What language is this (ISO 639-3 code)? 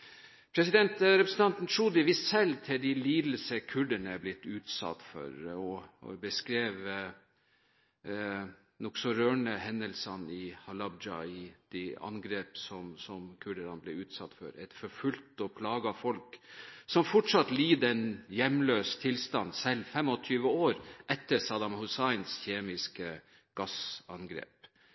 nob